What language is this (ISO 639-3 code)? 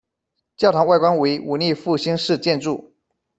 zho